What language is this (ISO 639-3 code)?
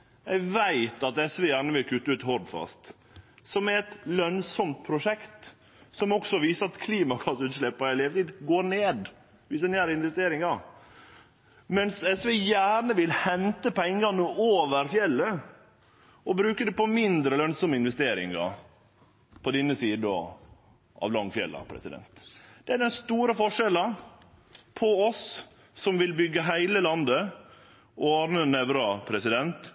nno